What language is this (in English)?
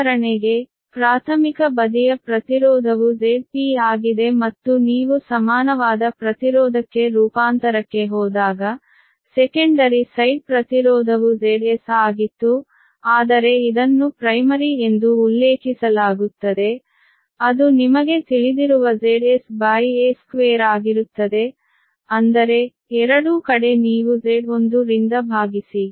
Kannada